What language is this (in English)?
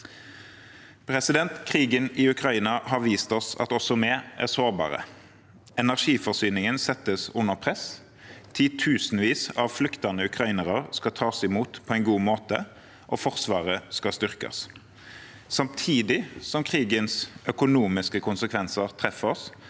Norwegian